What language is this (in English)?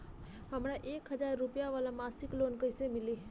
Bhojpuri